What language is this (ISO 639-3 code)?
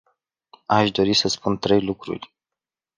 ron